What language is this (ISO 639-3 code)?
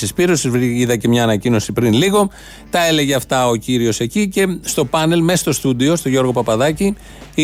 ell